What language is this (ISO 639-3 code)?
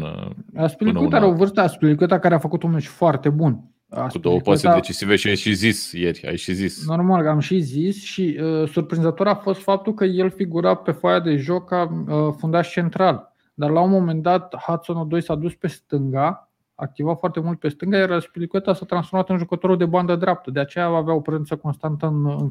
ron